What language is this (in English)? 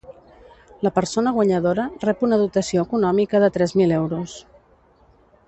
Catalan